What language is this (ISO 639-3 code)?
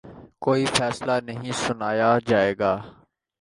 urd